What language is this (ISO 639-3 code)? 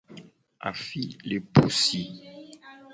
gej